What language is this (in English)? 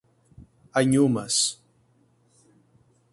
Portuguese